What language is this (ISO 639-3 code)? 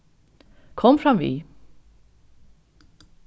fao